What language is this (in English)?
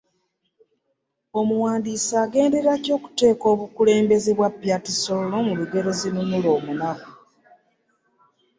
Ganda